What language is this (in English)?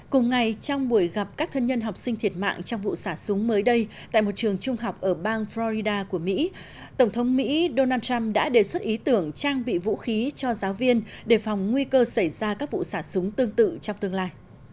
Vietnamese